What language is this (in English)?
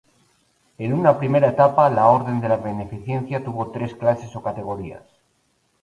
Spanish